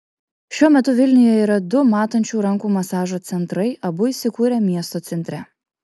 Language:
Lithuanian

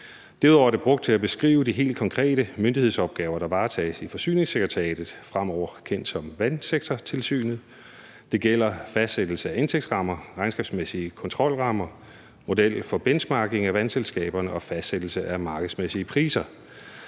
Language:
Danish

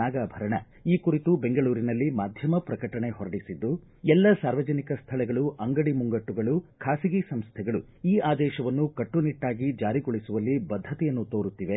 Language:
Kannada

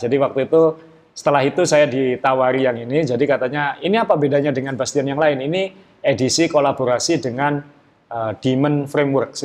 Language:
Indonesian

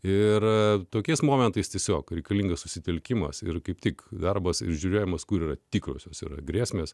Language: Lithuanian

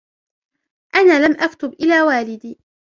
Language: Arabic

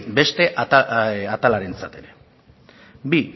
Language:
Basque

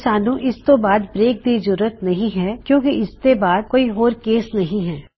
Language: Punjabi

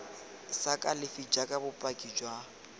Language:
Tswana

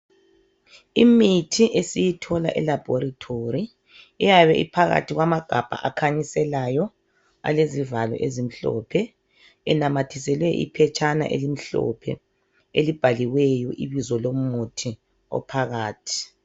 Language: North Ndebele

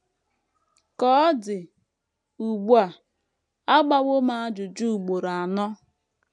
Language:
Igbo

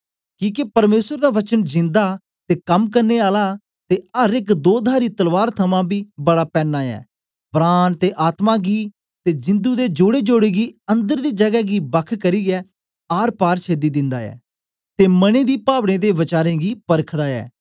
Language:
Dogri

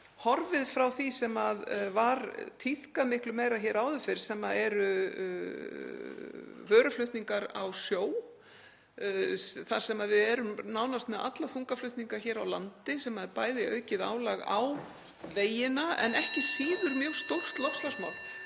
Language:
Icelandic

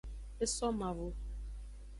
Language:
Aja (Benin)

